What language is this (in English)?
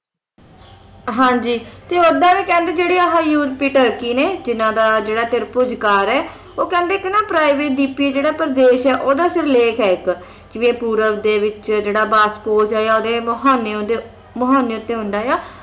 Punjabi